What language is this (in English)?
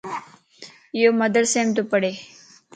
Lasi